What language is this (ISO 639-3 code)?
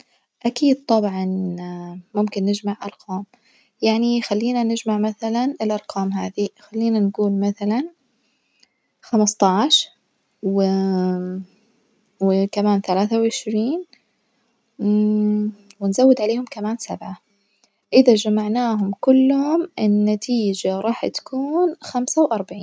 ars